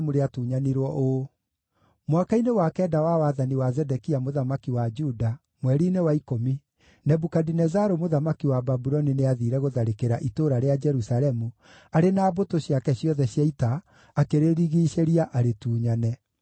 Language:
Kikuyu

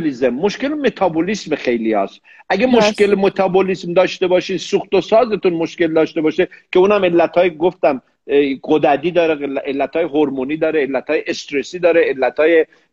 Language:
Persian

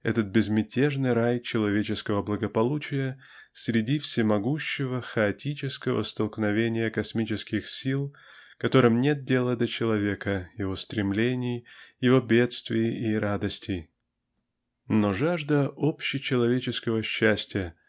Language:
Russian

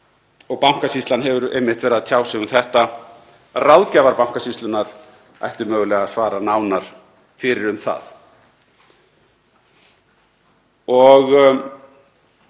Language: Icelandic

